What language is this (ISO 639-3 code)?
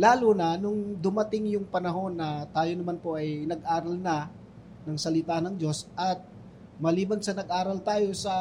fil